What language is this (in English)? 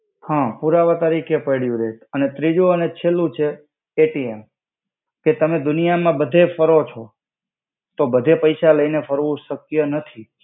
Gujarati